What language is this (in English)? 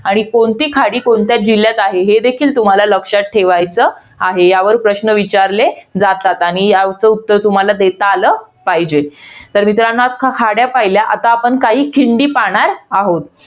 Marathi